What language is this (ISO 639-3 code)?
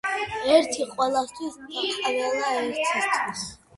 kat